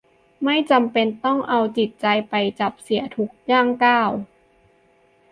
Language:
Thai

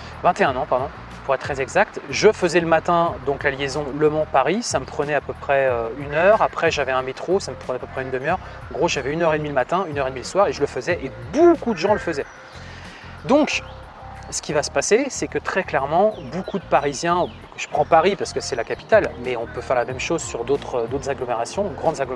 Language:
French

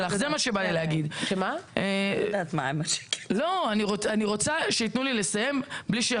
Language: Hebrew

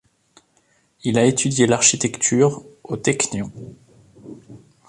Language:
French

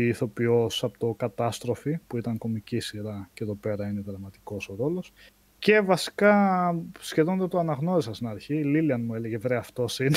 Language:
Greek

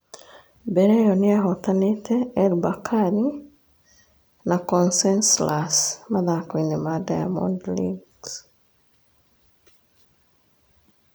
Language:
Kikuyu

